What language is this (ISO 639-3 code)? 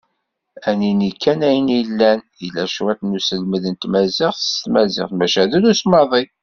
kab